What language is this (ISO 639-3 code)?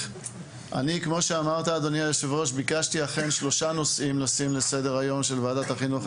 heb